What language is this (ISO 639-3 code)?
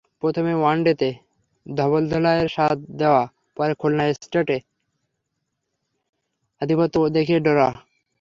ben